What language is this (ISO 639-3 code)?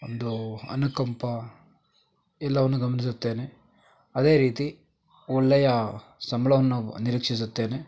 kan